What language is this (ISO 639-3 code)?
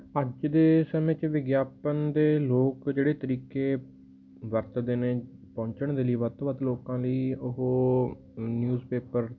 pan